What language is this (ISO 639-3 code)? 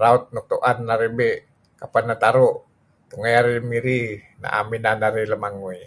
kzi